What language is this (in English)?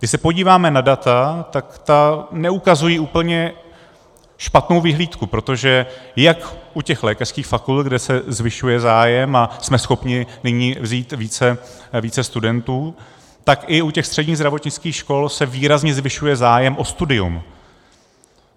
Czech